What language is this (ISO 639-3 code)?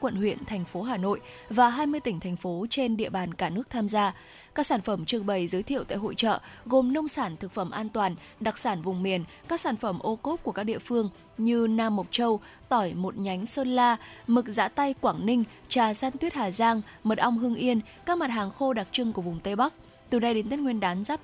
vie